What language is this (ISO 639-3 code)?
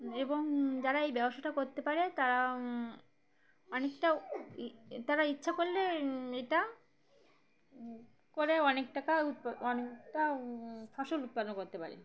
ben